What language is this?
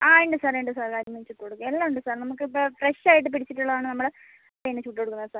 Malayalam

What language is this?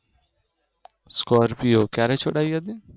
Gujarati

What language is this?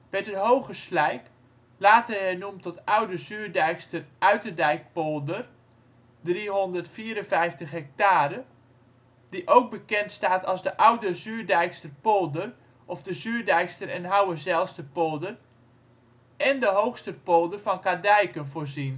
Dutch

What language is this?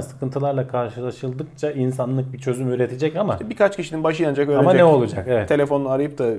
Turkish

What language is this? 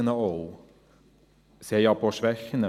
Swiss German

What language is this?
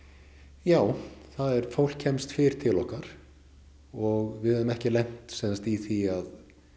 Icelandic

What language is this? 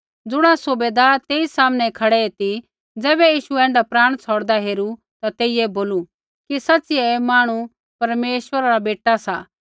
Kullu Pahari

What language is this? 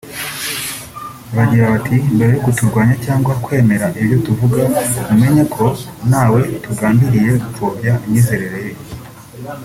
Kinyarwanda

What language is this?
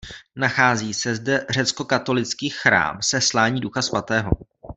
Czech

